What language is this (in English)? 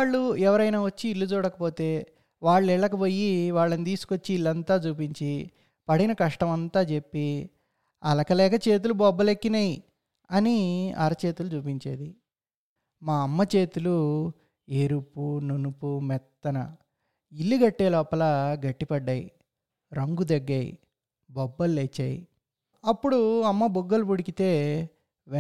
Telugu